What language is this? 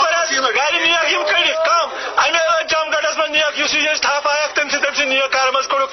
Urdu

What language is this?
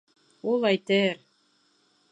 Bashkir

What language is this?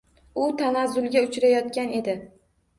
Uzbek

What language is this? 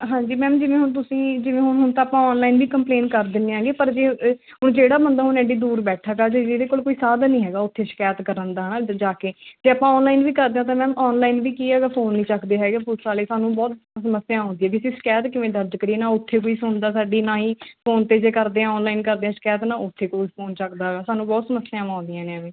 Punjabi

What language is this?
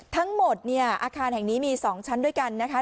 Thai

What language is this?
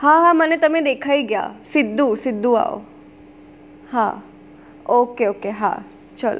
Gujarati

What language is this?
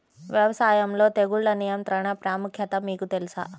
Telugu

